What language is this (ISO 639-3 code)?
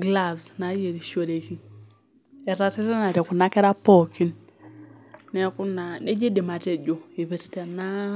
mas